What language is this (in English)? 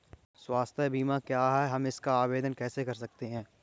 Hindi